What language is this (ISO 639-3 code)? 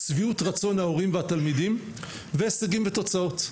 heb